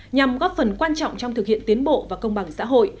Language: Vietnamese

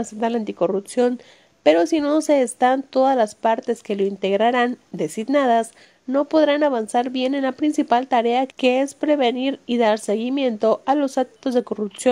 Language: Spanish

